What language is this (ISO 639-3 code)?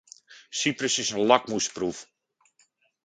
nld